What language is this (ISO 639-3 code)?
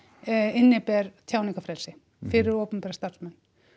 isl